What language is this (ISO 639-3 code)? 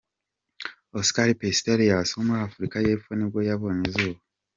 kin